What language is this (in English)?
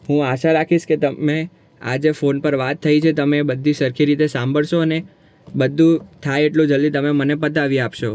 Gujarati